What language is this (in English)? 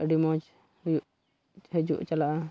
Santali